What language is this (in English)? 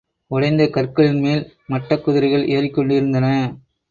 Tamil